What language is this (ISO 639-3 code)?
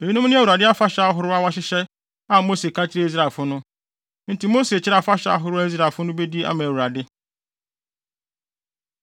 aka